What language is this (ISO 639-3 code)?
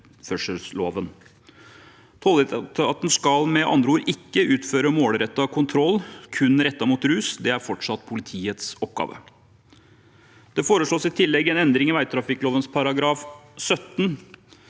nor